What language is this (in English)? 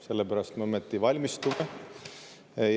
Estonian